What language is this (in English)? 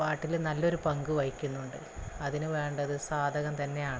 Malayalam